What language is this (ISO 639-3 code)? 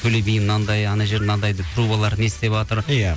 kaz